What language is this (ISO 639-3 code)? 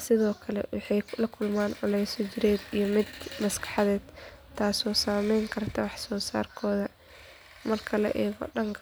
som